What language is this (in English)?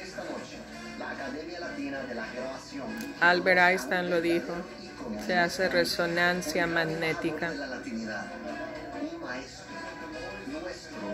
Spanish